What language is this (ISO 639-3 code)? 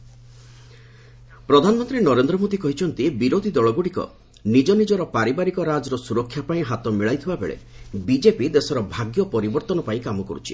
ori